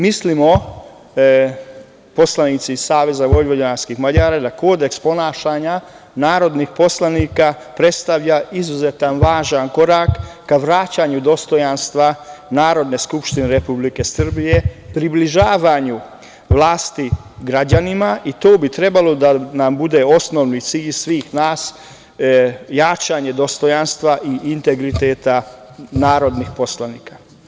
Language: Serbian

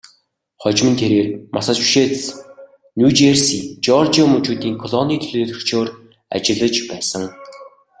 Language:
Mongolian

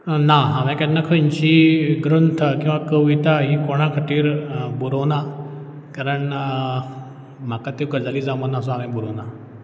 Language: Konkani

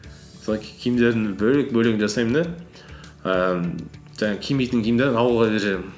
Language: Kazakh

